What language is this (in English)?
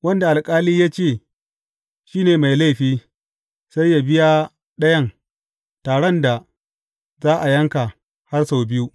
Hausa